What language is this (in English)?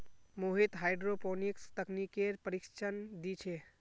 Magahi